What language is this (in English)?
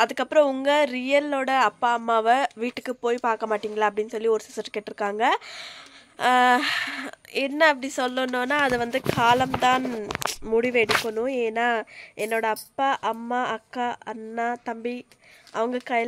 Arabic